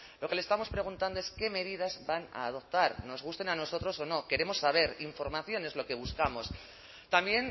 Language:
Spanish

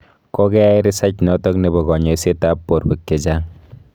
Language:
Kalenjin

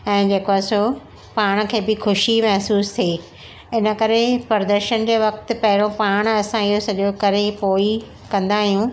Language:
Sindhi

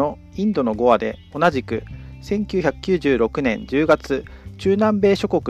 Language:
Japanese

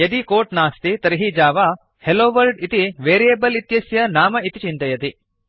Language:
Sanskrit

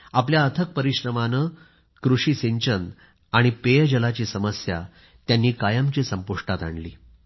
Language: Marathi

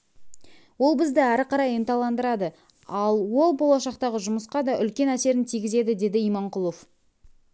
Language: Kazakh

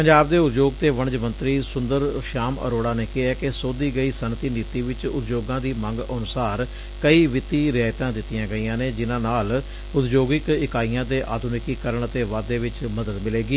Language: Punjabi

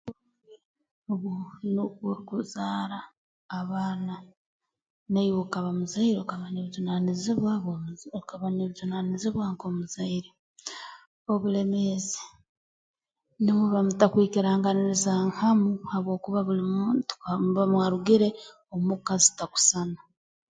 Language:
Tooro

